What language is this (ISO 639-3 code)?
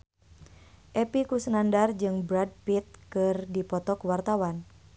sun